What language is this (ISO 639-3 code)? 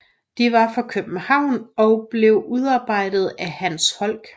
dan